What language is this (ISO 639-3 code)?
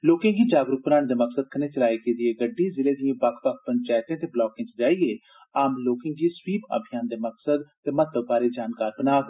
doi